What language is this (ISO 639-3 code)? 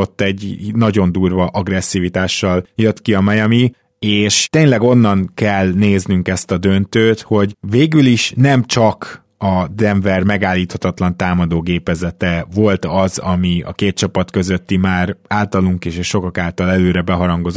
hun